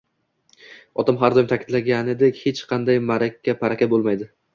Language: Uzbek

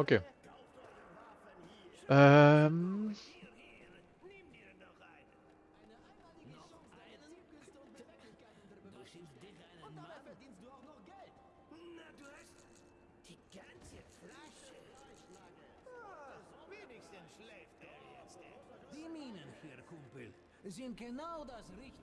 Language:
German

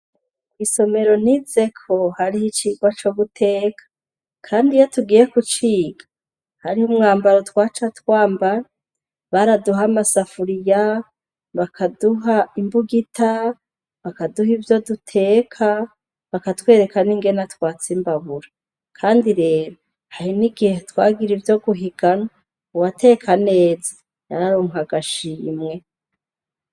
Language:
Rundi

